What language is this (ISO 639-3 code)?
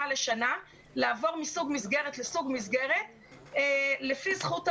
heb